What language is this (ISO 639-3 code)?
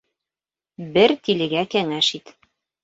bak